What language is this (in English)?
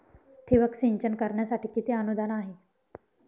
Marathi